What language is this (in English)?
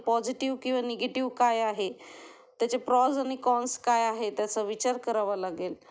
Marathi